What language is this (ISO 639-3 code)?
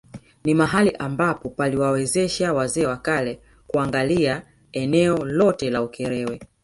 swa